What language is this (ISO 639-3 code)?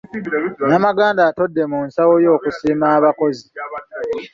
lug